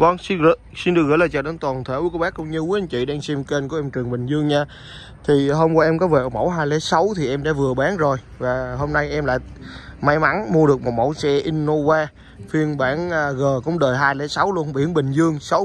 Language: Vietnamese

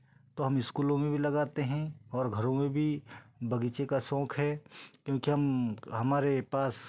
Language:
Hindi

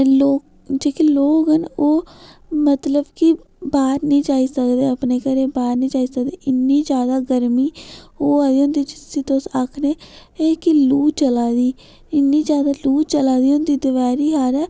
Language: Dogri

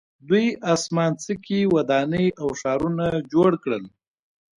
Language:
Pashto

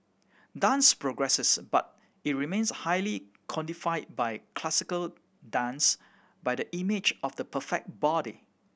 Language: English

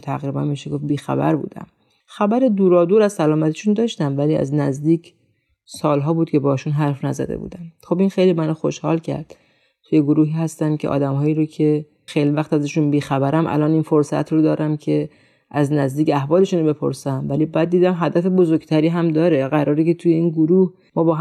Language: Persian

